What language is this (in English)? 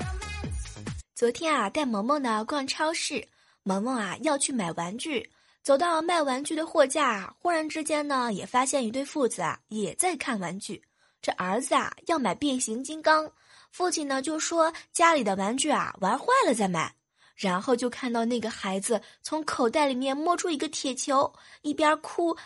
Chinese